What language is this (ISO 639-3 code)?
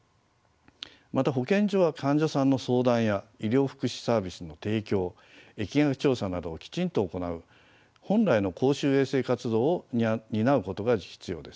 jpn